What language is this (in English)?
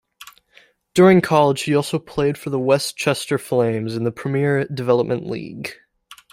English